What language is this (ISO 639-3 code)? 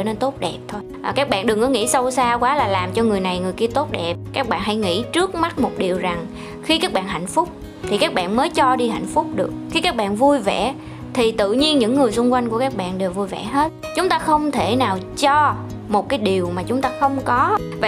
vie